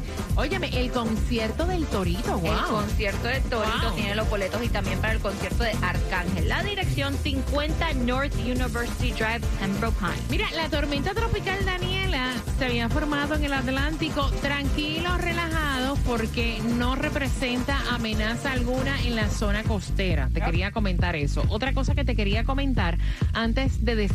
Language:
Spanish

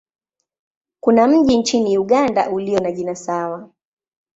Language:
Swahili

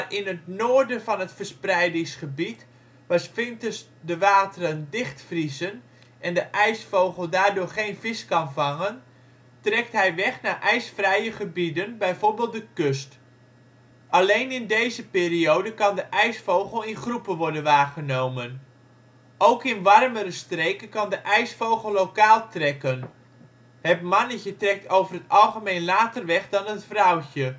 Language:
Dutch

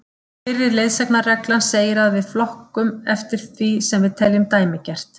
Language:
Icelandic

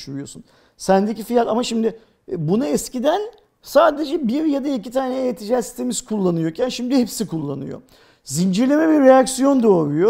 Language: Turkish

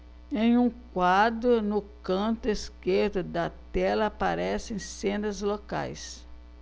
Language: Portuguese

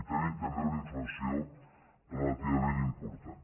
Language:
Catalan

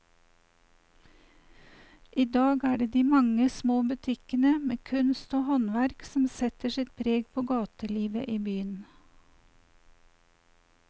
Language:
Norwegian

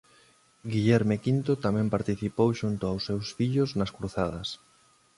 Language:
Galician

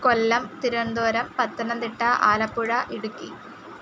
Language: Malayalam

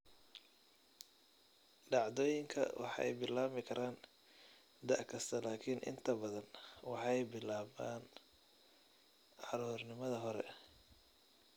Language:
Somali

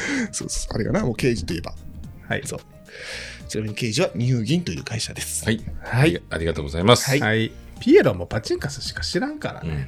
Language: Japanese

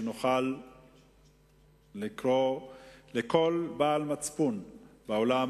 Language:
Hebrew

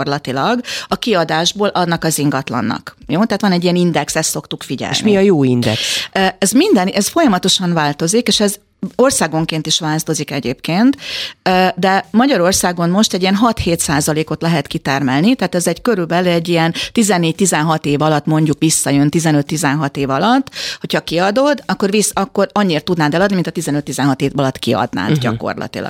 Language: Hungarian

